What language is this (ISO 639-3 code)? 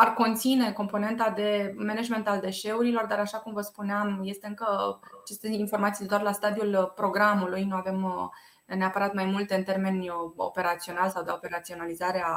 ron